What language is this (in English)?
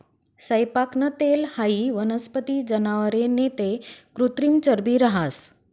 Marathi